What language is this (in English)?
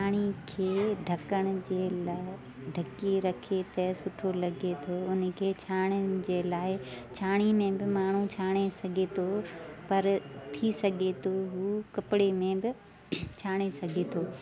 Sindhi